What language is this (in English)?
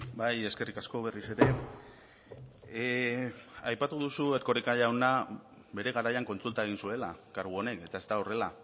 Basque